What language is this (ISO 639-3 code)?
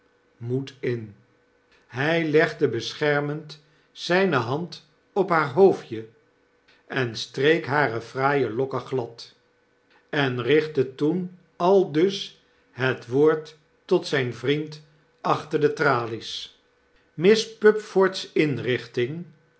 nld